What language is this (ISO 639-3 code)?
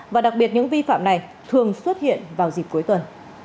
vie